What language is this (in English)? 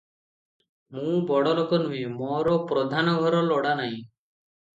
Odia